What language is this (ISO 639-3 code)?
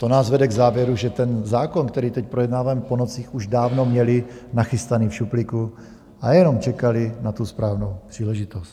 ces